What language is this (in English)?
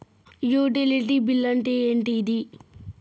Telugu